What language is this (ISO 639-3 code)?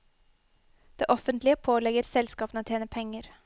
nor